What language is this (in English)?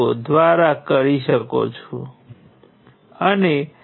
Gujarati